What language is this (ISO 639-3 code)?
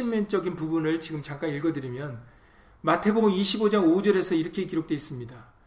kor